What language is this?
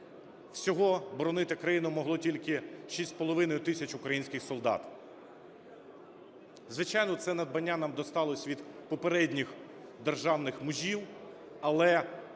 Ukrainian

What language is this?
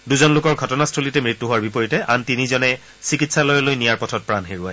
Assamese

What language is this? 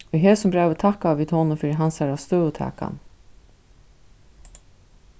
Faroese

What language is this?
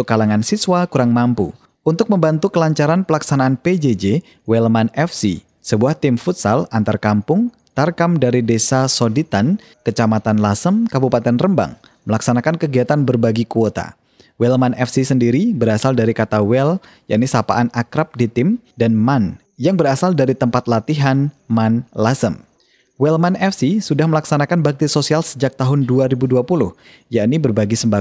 Indonesian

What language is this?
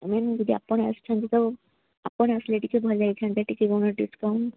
Odia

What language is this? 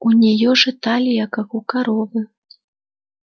Russian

